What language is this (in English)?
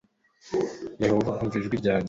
Kinyarwanda